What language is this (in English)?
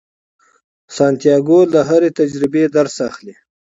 Pashto